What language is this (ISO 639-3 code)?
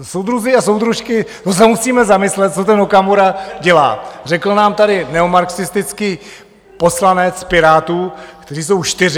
ces